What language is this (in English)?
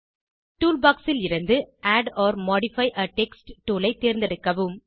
Tamil